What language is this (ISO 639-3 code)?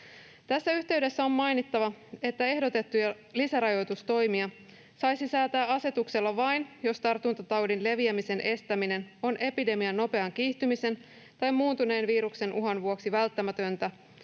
fin